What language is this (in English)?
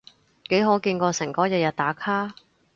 Cantonese